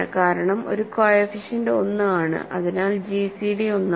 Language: Malayalam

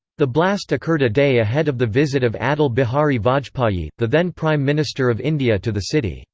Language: English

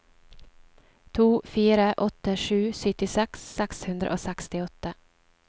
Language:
Norwegian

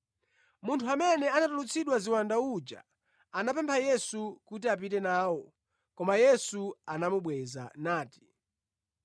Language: Nyanja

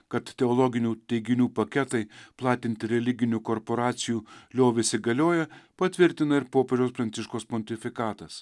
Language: Lithuanian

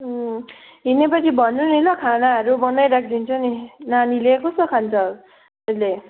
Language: Nepali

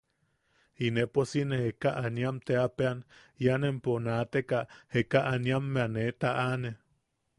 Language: Yaqui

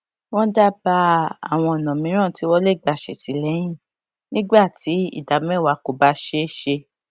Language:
Yoruba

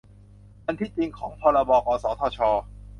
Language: Thai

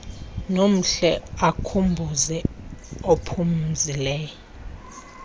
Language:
Xhosa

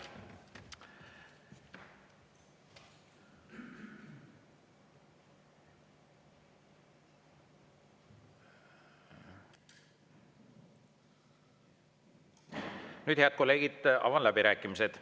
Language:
Estonian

